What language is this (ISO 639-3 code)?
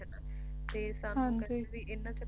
pan